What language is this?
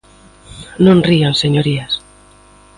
Galician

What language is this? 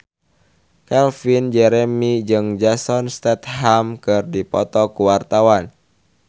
Sundanese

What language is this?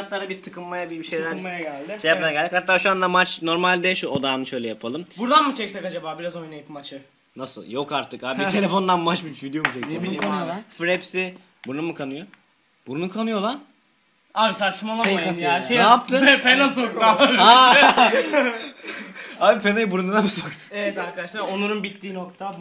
Turkish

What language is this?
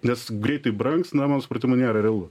Lithuanian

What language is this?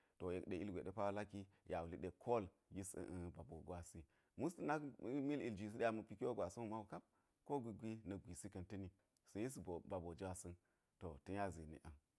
Geji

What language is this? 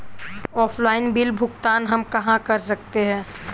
Hindi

